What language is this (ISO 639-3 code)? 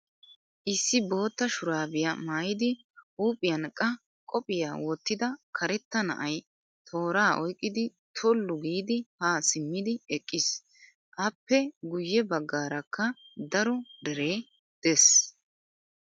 wal